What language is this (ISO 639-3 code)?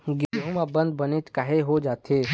hne